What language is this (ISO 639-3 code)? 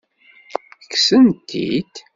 kab